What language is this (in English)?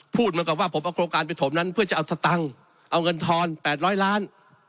Thai